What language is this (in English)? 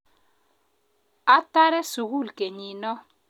Kalenjin